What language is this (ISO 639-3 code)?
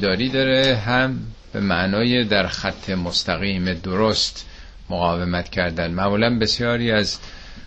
fas